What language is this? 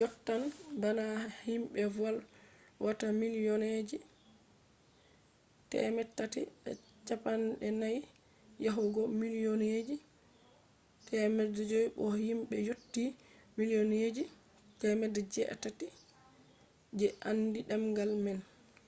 Fula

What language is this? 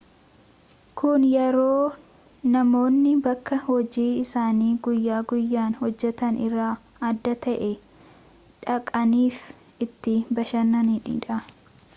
Oromo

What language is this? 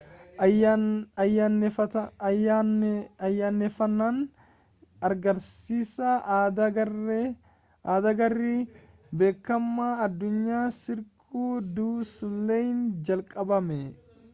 Oromo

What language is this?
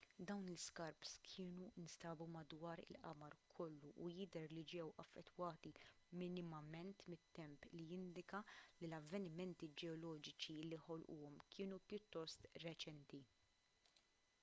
Maltese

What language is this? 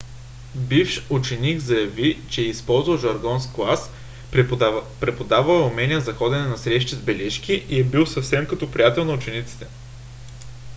Bulgarian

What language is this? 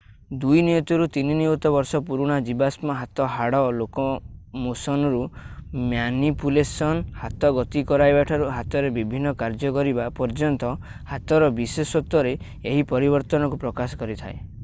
Odia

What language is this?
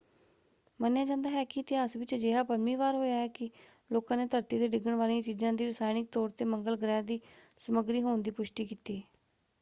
Punjabi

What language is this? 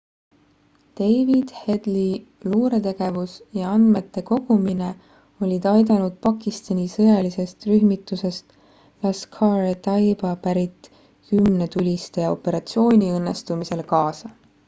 Estonian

